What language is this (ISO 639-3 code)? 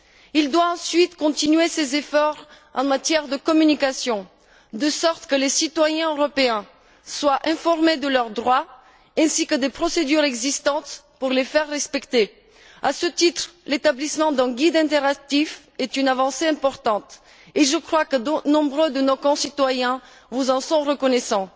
fra